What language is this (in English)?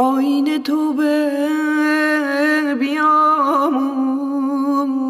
Persian